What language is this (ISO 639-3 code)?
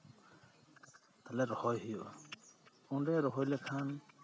sat